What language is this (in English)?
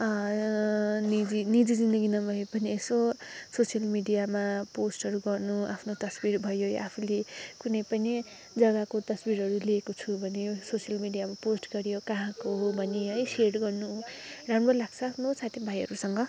Nepali